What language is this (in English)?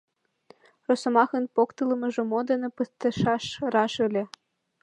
Mari